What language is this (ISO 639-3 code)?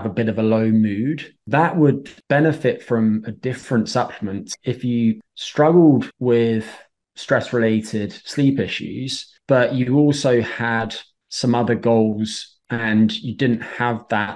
eng